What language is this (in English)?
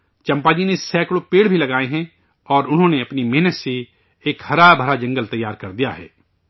Urdu